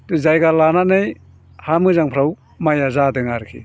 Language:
Bodo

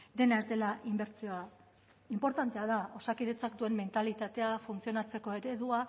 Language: Basque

